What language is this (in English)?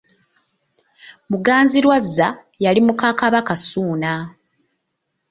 Ganda